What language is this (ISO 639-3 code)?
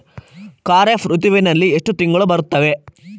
kan